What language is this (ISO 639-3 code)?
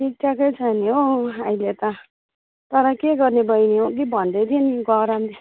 nep